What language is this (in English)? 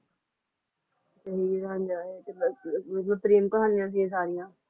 Punjabi